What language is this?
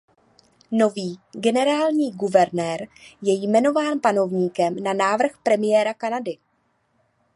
Czech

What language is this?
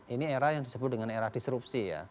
Indonesian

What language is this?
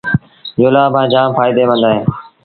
Sindhi Bhil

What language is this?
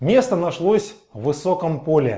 Russian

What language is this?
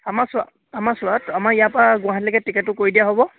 Assamese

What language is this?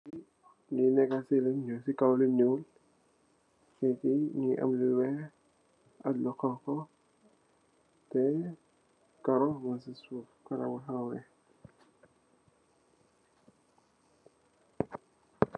Wolof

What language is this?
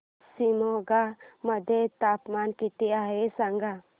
Marathi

